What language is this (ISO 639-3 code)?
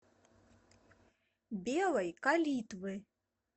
rus